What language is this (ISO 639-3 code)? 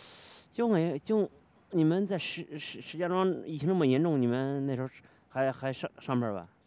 zho